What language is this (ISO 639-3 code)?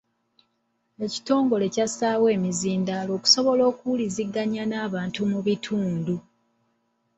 lug